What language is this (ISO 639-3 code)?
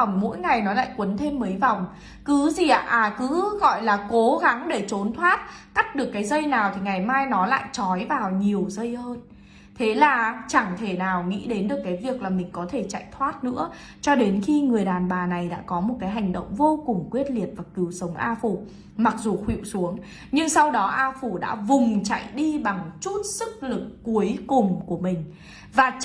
vie